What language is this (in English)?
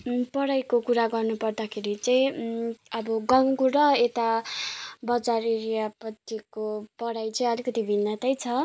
Nepali